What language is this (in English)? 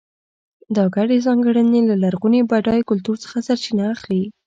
Pashto